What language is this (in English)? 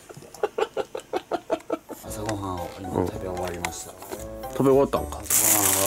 Japanese